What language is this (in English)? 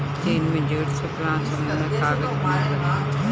Bhojpuri